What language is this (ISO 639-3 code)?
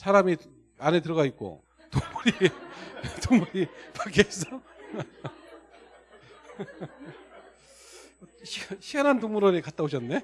kor